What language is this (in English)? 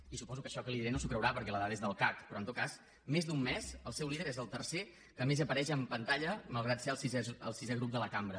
Catalan